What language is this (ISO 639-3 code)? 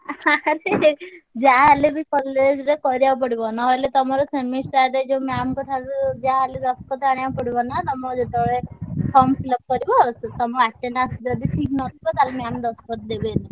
ori